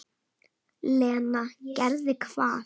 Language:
Icelandic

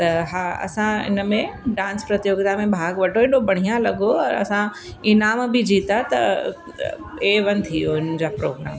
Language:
Sindhi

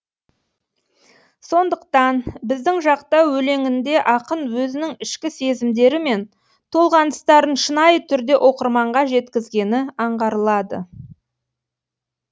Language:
Kazakh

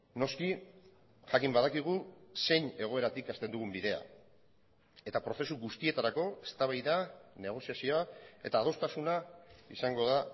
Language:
Basque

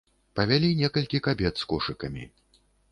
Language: Belarusian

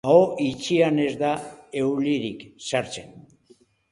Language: Basque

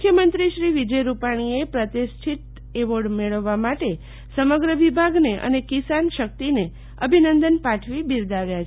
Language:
Gujarati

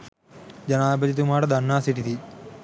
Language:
Sinhala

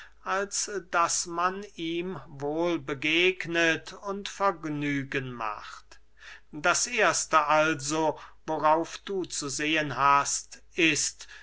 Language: German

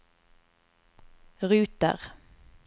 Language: Norwegian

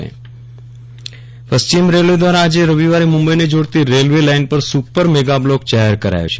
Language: Gujarati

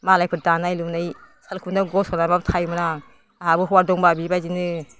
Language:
Bodo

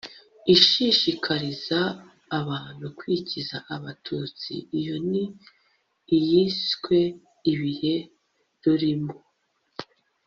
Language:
Kinyarwanda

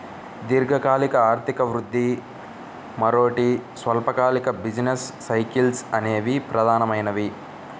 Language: Telugu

